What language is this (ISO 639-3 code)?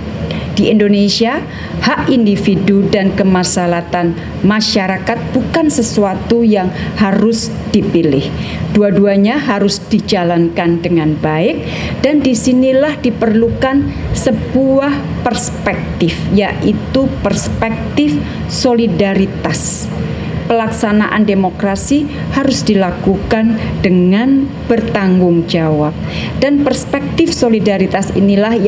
ind